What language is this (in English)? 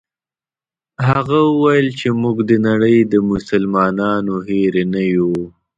Pashto